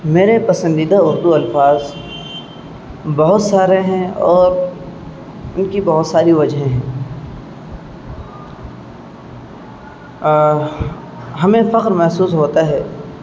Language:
Urdu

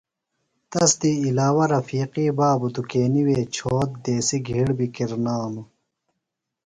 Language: Phalura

